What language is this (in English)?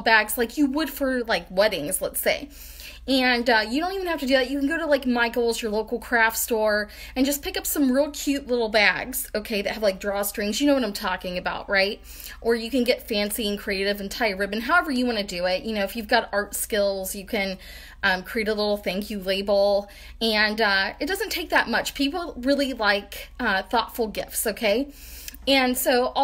English